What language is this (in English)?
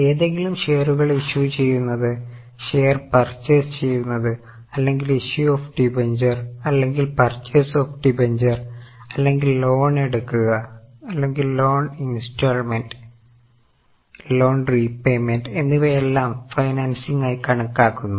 Malayalam